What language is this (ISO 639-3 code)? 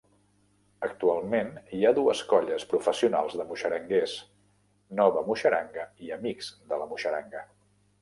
cat